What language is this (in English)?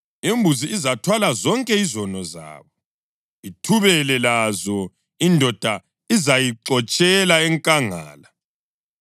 North Ndebele